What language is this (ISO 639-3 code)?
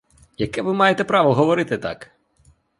ukr